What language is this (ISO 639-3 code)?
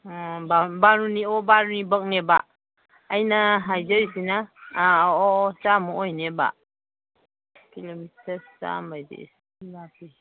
mni